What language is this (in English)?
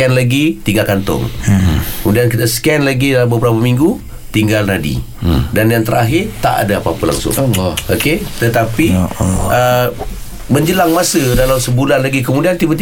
Malay